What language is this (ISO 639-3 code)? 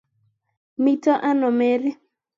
kln